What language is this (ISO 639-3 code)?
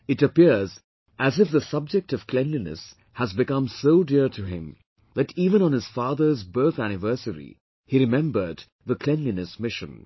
eng